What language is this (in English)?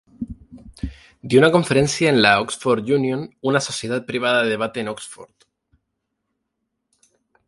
Spanish